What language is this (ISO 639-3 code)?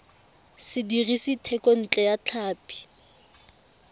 tsn